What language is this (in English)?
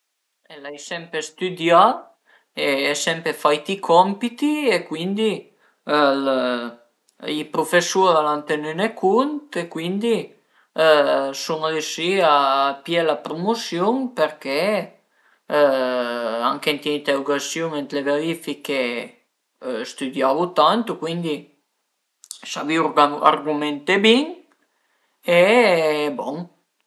Piedmontese